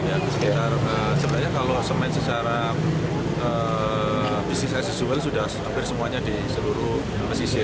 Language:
Indonesian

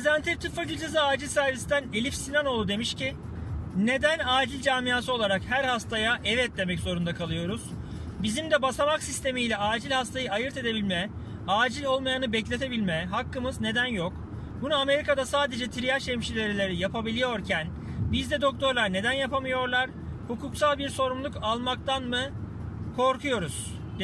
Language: Turkish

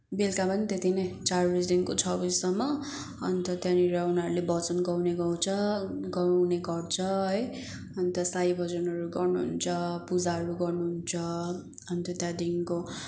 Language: Nepali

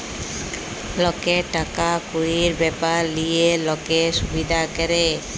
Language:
Bangla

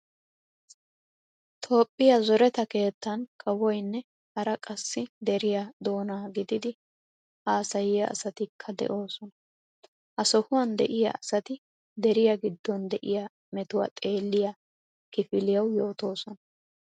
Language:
Wolaytta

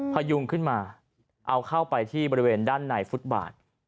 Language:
Thai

